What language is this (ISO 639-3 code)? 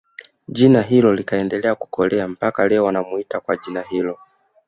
swa